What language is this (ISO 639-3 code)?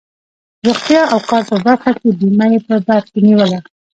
pus